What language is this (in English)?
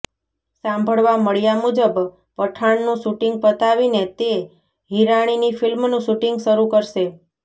Gujarati